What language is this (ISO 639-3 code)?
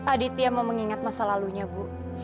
ind